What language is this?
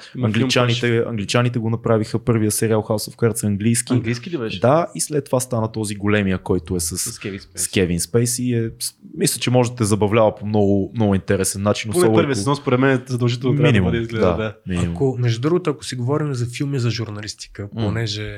Bulgarian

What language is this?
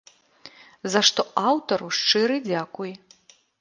Belarusian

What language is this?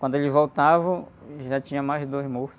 Portuguese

